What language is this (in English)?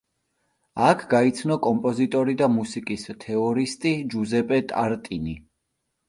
Georgian